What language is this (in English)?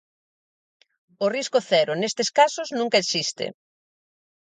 Galician